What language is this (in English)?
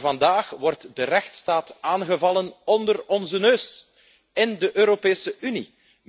Dutch